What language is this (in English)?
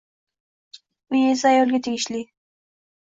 Uzbek